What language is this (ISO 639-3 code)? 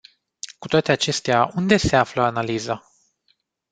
ron